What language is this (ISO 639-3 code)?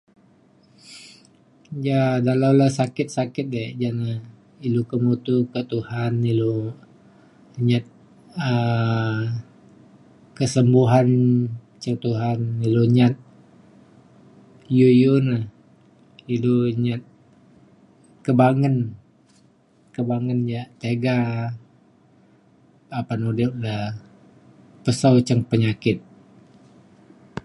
xkl